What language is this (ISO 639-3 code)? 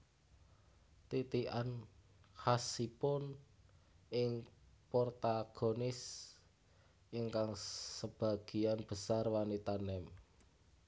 jav